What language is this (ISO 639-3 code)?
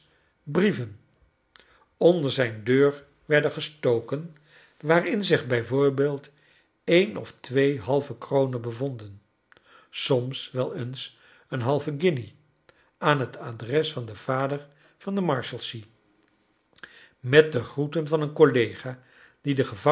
nld